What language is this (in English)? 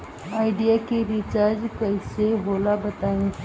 Bhojpuri